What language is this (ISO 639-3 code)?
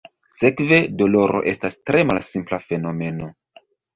epo